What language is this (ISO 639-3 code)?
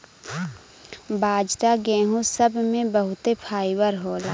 bho